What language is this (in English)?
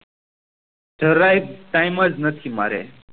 Gujarati